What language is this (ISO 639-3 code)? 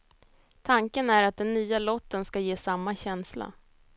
swe